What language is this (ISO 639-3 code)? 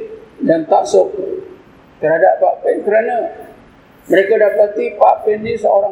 msa